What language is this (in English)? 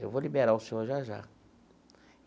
Portuguese